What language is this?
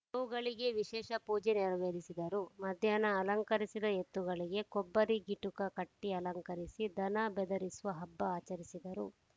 Kannada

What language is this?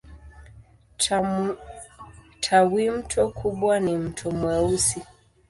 Swahili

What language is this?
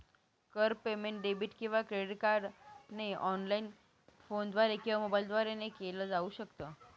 Marathi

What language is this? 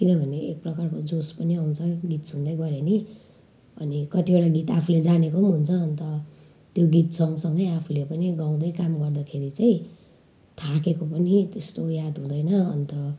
Nepali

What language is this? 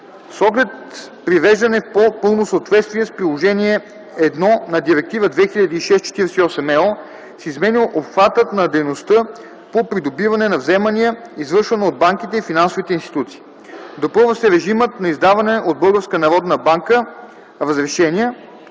Bulgarian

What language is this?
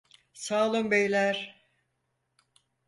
Turkish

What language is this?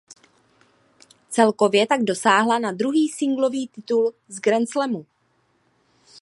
Czech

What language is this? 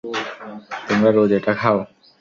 Bangla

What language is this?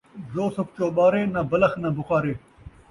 Saraiki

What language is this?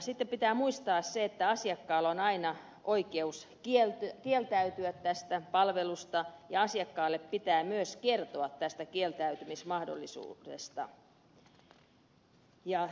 Finnish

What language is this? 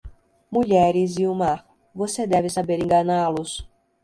Portuguese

